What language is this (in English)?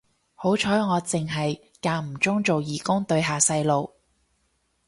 Cantonese